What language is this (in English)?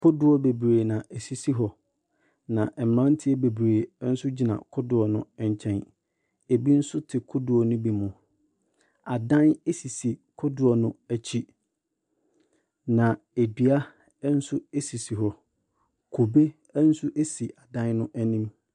Akan